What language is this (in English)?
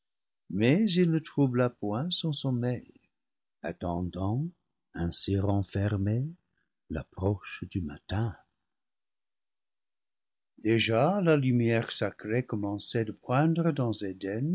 French